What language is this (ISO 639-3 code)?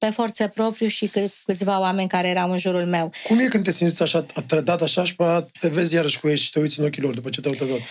ron